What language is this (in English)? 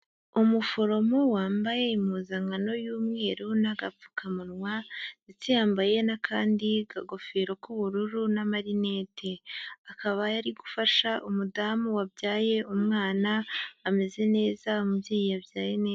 Kinyarwanda